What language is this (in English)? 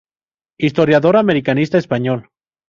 Spanish